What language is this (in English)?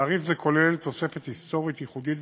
Hebrew